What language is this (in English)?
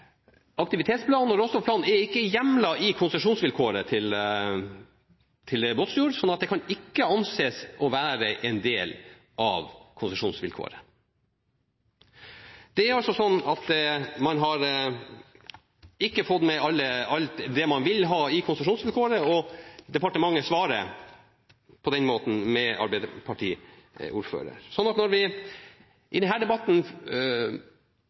Norwegian Nynorsk